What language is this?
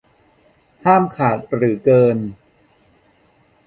Thai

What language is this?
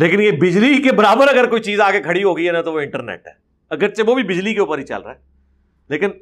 Urdu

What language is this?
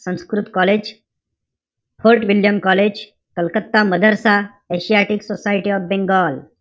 Marathi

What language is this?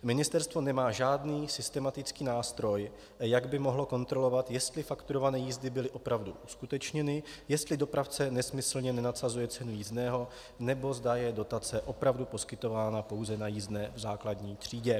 Czech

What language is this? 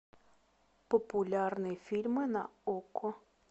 Russian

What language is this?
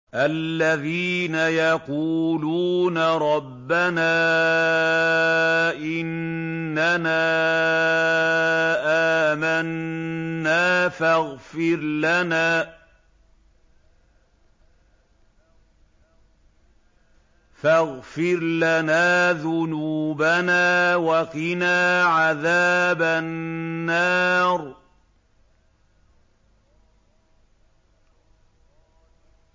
Arabic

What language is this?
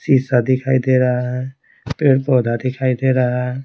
Hindi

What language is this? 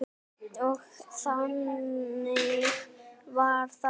Icelandic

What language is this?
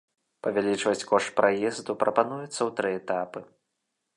Belarusian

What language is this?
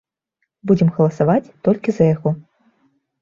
Belarusian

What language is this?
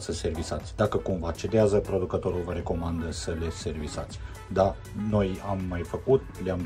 Romanian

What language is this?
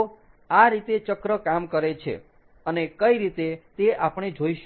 Gujarati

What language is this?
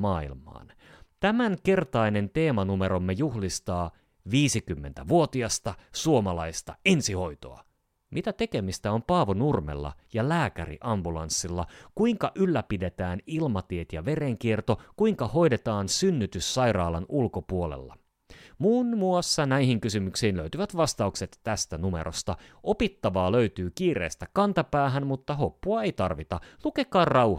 Finnish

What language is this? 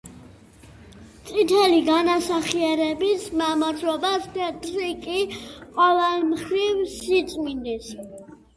Georgian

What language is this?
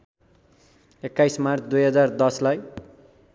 Nepali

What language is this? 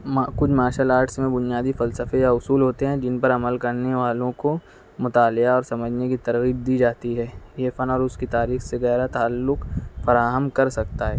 Urdu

